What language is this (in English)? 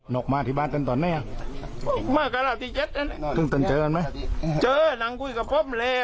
Thai